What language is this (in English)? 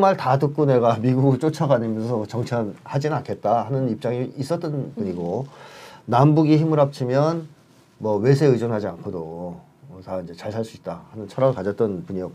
Korean